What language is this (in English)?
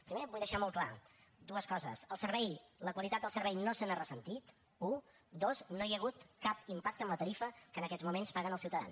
Catalan